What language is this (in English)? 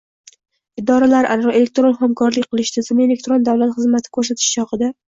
Uzbek